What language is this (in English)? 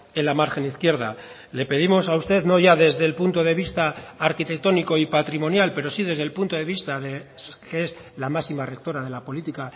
Spanish